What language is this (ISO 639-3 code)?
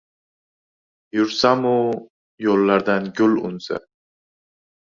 uzb